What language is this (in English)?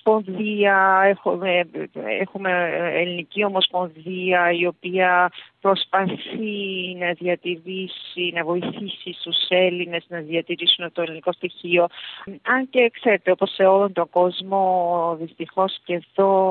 Greek